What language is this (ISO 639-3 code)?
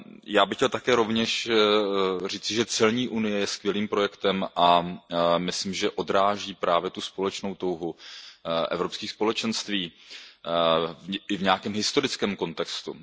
ces